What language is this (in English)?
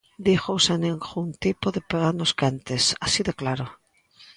Galician